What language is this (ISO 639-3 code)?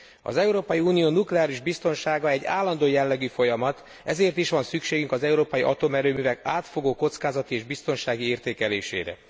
hun